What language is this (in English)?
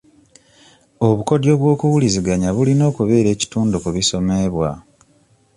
Ganda